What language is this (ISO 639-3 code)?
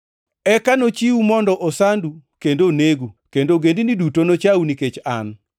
luo